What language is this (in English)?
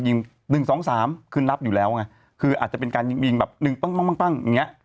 Thai